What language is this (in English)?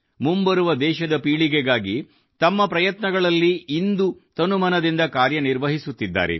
Kannada